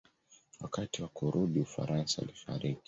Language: Swahili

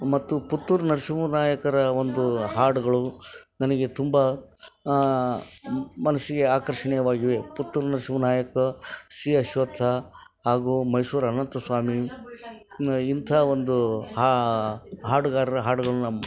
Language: Kannada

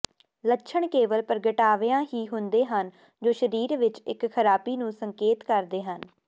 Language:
Punjabi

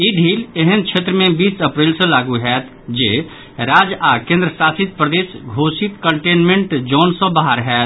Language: Maithili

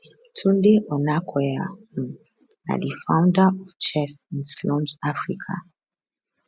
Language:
Nigerian Pidgin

